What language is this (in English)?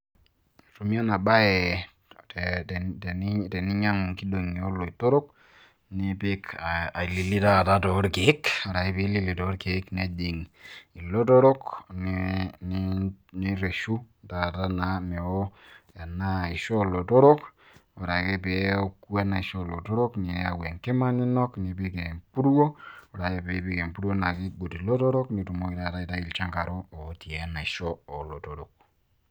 Masai